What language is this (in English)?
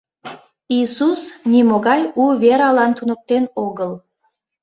Mari